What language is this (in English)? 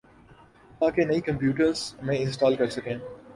Urdu